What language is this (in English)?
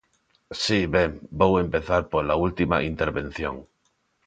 Galician